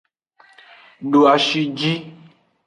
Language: Aja (Benin)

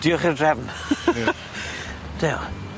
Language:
Welsh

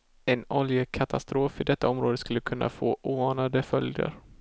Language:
Swedish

